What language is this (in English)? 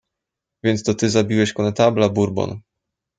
Polish